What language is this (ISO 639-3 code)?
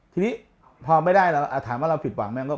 tha